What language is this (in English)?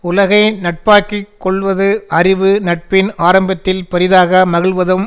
Tamil